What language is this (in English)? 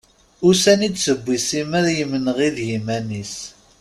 Kabyle